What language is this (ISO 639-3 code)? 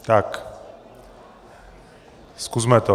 ces